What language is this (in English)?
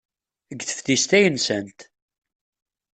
Kabyle